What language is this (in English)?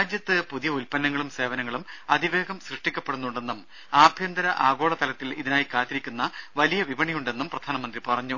Malayalam